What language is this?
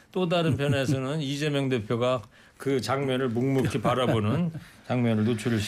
Korean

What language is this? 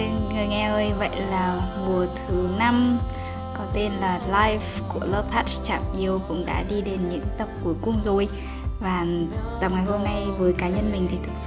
Vietnamese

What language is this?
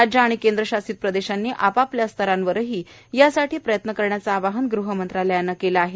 Marathi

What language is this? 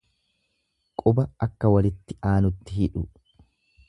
Oromo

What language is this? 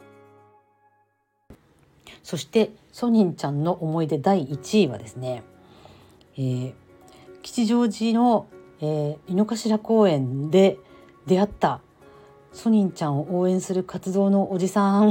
Japanese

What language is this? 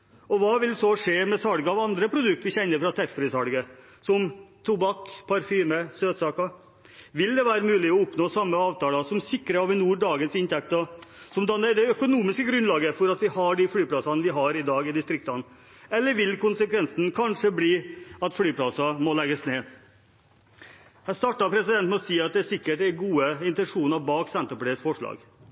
Norwegian Bokmål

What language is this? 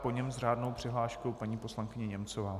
Czech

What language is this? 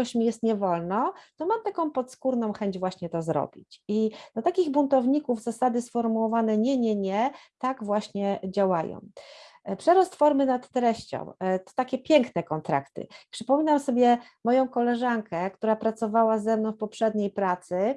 Polish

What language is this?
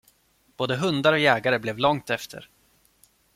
Swedish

